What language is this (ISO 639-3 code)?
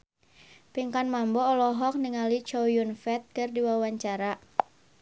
sun